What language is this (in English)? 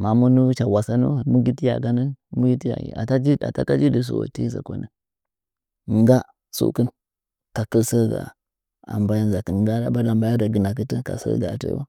Nzanyi